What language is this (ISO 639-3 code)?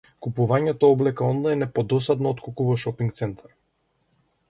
mkd